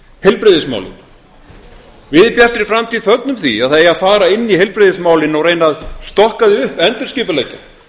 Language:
Icelandic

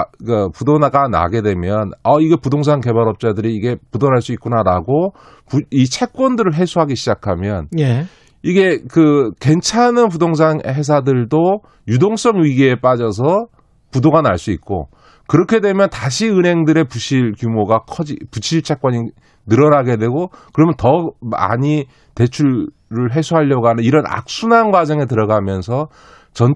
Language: Korean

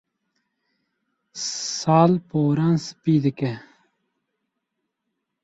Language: Kurdish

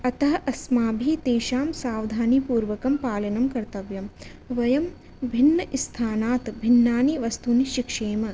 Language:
Sanskrit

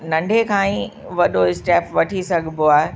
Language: Sindhi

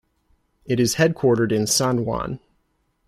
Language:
English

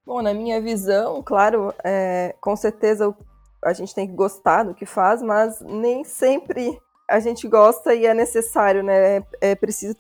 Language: Portuguese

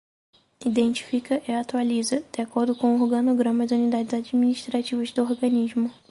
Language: Portuguese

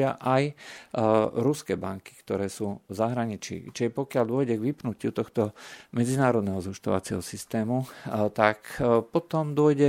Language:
Slovak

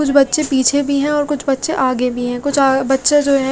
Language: Hindi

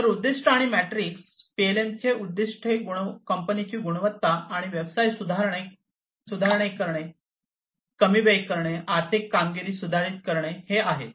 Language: Marathi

